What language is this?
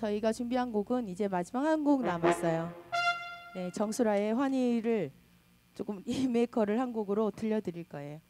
Korean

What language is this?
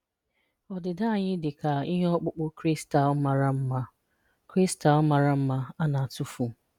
Igbo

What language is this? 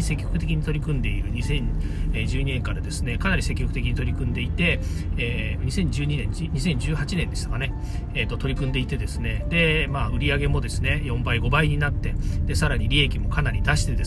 Japanese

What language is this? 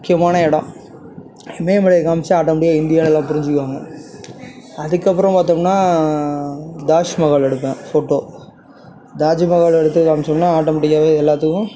Tamil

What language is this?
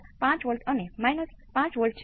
Gujarati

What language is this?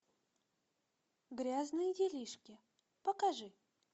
Russian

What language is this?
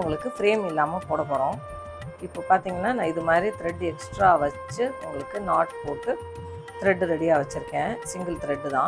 Tamil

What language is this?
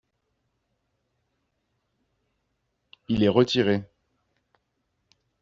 French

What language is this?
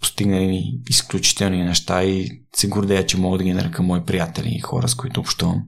Bulgarian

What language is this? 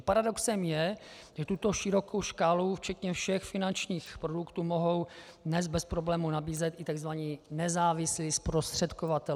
Czech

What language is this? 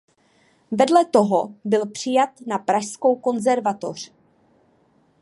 Czech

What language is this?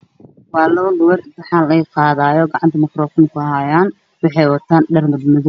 Somali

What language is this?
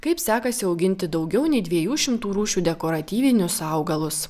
Lithuanian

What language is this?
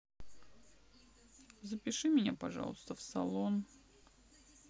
Russian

